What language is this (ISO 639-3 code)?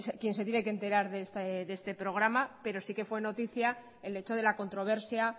spa